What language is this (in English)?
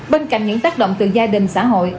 Vietnamese